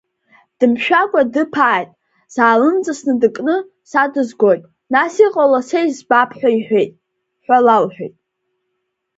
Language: Abkhazian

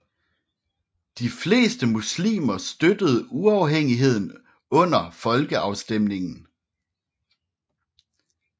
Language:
Danish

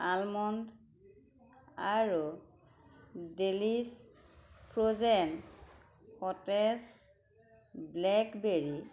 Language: Assamese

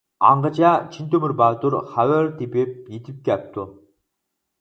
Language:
Uyghur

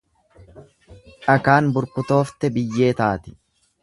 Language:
Oromo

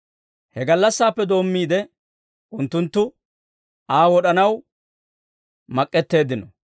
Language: Dawro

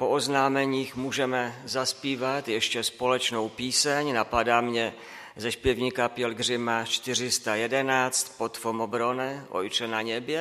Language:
Czech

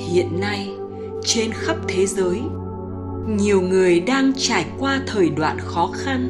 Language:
Vietnamese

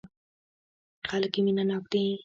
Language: Pashto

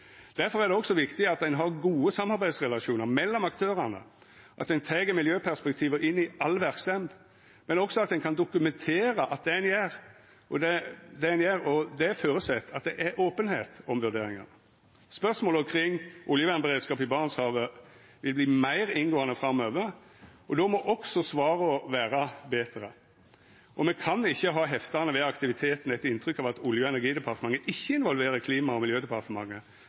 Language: Norwegian Nynorsk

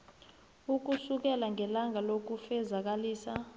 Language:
South Ndebele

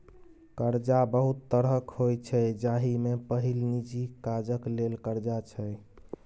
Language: Maithili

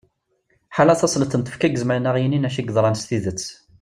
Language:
Kabyle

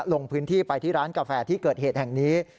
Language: Thai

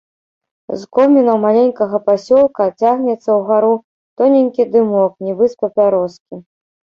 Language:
Belarusian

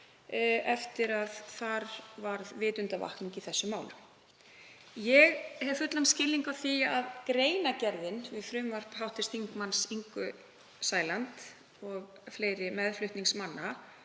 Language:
Icelandic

